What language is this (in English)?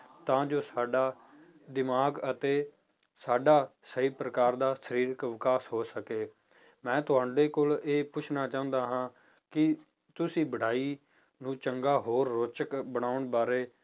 Punjabi